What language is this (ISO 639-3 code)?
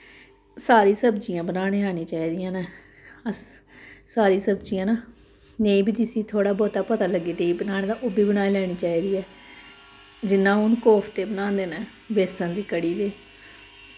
doi